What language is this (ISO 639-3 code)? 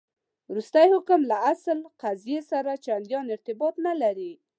pus